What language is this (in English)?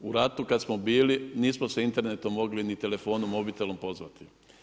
Croatian